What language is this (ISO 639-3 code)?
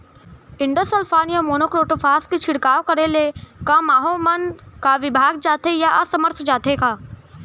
hne